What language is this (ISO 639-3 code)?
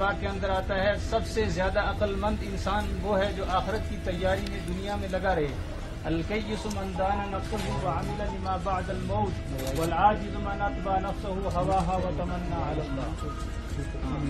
ara